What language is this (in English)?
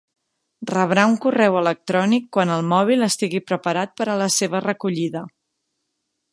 Catalan